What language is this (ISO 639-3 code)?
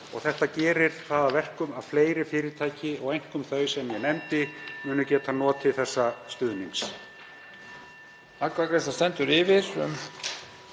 isl